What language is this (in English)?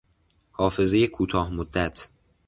Persian